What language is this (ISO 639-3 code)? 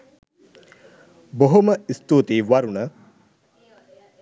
sin